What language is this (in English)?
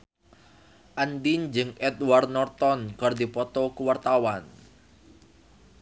Sundanese